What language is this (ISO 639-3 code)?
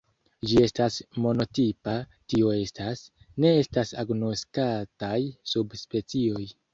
epo